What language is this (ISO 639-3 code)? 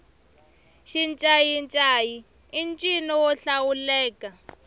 tso